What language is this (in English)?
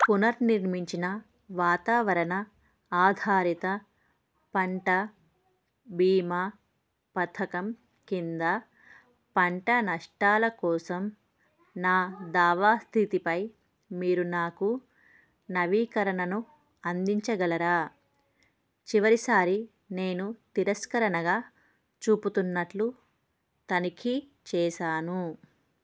Telugu